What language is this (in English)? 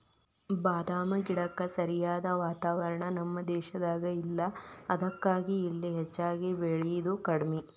Kannada